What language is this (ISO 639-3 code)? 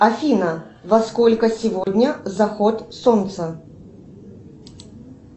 rus